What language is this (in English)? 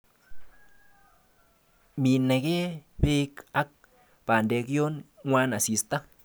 Kalenjin